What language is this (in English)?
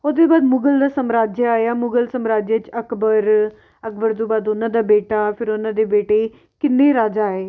Punjabi